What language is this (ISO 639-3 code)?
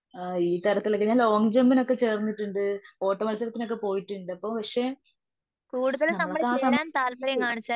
mal